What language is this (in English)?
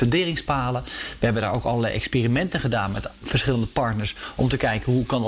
Dutch